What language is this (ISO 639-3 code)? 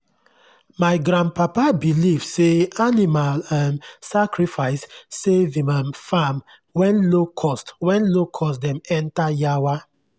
pcm